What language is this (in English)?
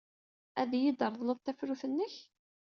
Kabyle